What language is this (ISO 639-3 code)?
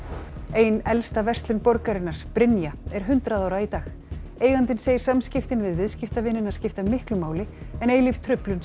isl